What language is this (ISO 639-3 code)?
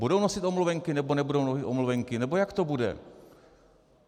ces